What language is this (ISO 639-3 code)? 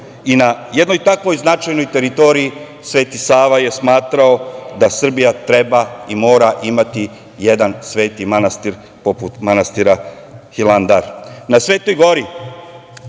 srp